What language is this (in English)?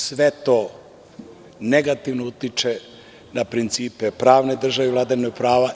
Serbian